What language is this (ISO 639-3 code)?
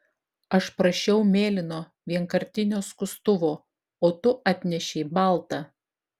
lit